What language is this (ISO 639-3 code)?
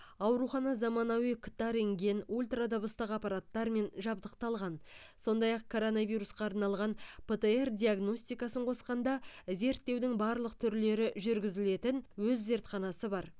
kaz